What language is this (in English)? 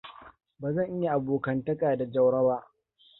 Hausa